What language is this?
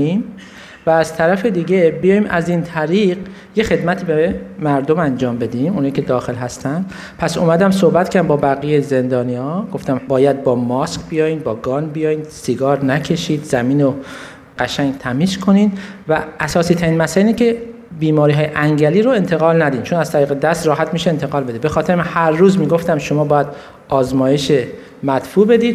Persian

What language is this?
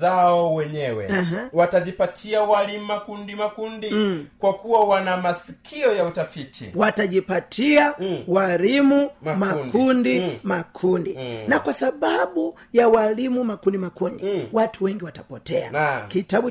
Swahili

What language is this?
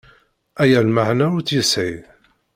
Kabyle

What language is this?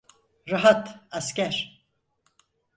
Turkish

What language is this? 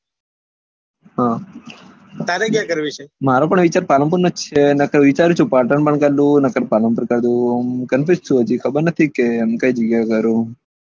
Gujarati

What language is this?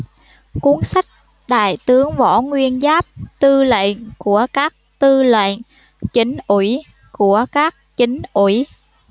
Vietnamese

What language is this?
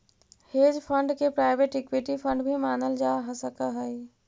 Magahi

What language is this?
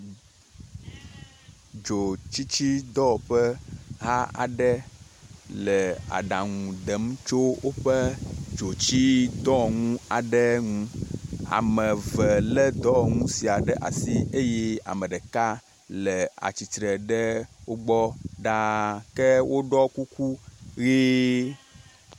Ewe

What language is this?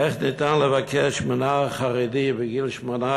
Hebrew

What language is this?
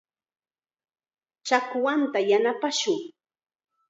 Chiquián Ancash Quechua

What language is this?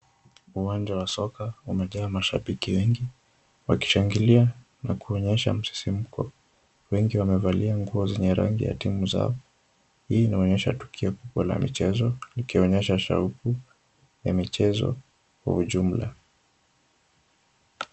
Swahili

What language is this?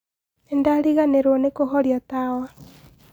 Kikuyu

